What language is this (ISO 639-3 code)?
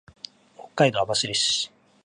jpn